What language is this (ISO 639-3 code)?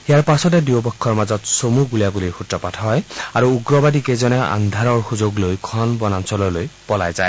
asm